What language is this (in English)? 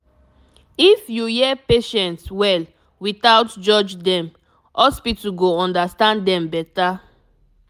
Nigerian Pidgin